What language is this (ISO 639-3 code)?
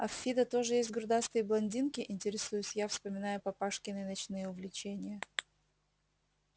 rus